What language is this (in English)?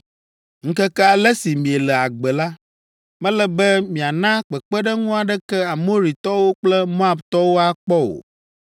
Ewe